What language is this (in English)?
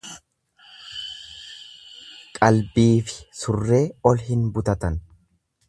Oromo